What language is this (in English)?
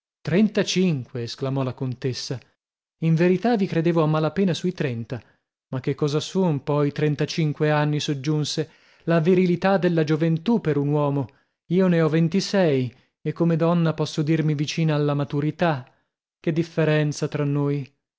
Italian